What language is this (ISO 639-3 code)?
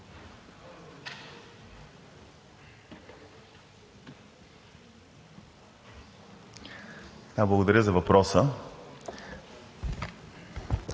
bul